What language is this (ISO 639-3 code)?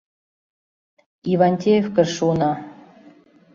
chm